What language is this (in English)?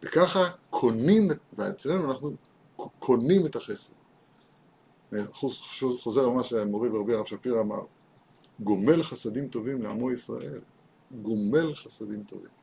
Hebrew